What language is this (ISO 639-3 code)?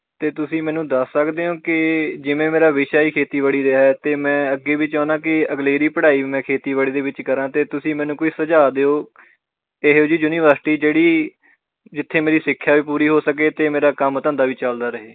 pan